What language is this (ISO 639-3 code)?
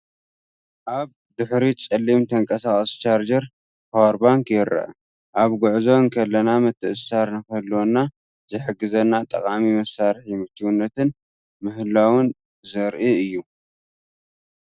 tir